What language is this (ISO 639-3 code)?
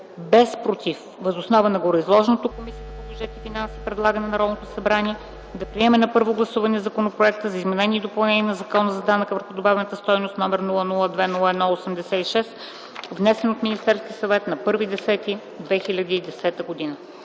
bul